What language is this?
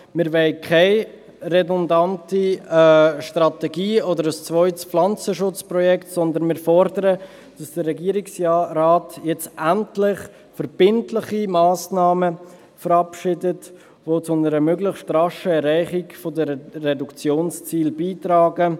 Swiss German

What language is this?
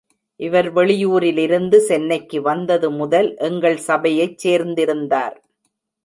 Tamil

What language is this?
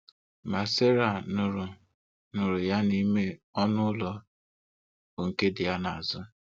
Igbo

